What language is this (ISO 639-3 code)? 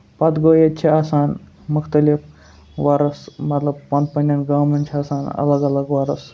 kas